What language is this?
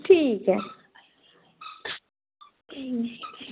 Dogri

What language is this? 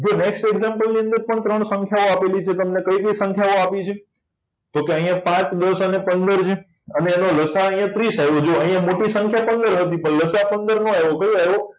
Gujarati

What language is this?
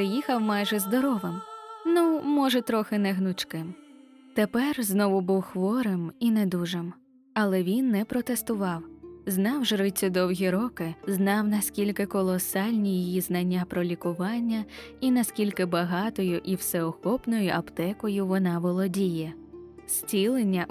Ukrainian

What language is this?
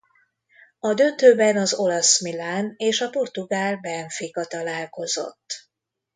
Hungarian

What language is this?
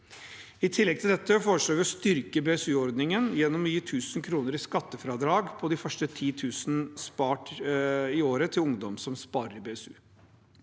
Norwegian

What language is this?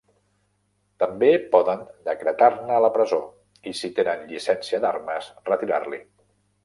Catalan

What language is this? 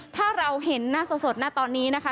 Thai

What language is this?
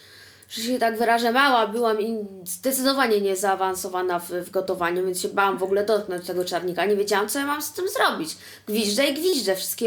Polish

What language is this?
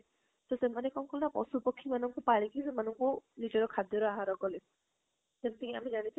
Odia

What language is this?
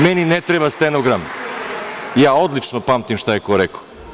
Serbian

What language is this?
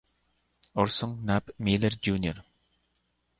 Spanish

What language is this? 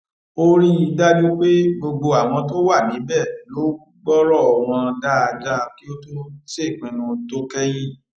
Yoruba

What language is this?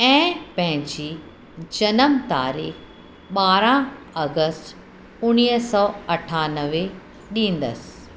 Sindhi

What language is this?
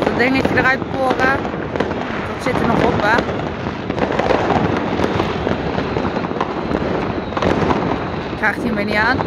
Dutch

